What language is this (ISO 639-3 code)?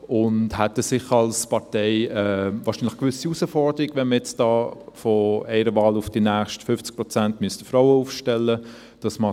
gsw